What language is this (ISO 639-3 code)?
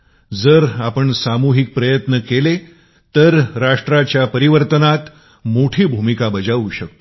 mar